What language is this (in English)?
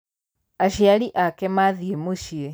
Kikuyu